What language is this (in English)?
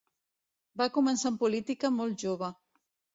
Catalan